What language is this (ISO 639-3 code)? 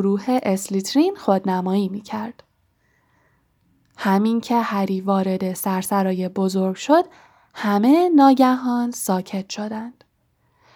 fas